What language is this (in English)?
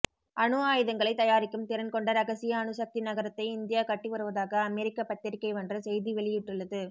Tamil